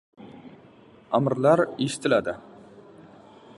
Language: Uzbek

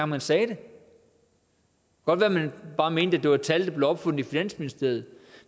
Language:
Danish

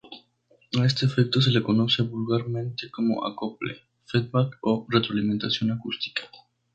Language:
Spanish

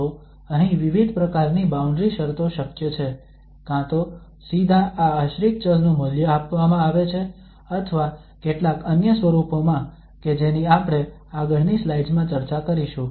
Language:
Gujarati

